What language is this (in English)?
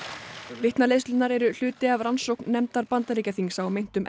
Icelandic